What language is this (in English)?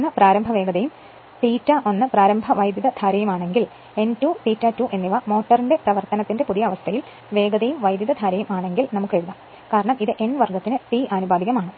Malayalam